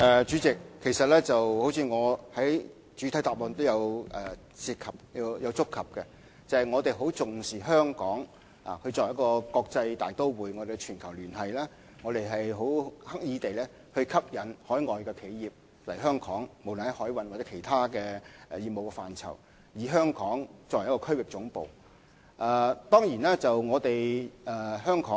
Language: Cantonese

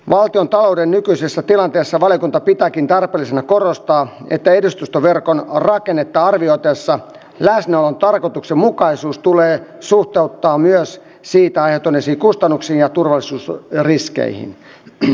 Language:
Finnish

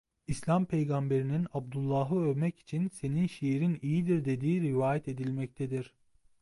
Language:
Turkish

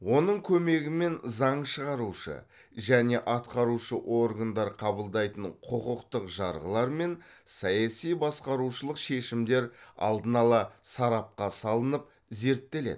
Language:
Kazakh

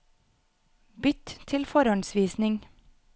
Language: Norwegian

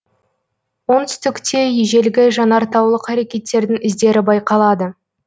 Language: Kazakh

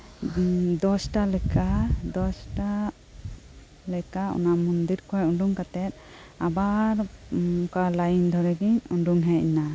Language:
Santali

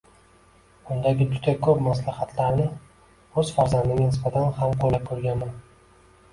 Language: Uzbek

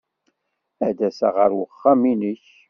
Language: Kabyle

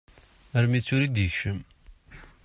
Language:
Kabyle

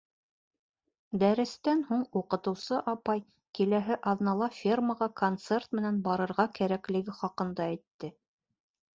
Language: Bashkir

